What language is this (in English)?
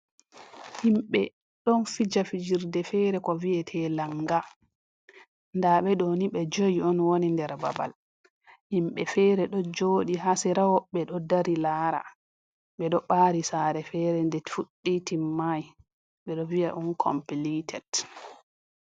Fula